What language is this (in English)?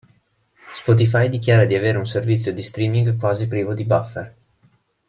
Italian